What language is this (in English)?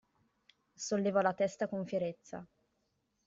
Italian